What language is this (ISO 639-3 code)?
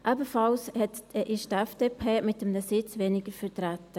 gsw